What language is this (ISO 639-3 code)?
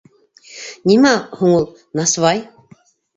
bak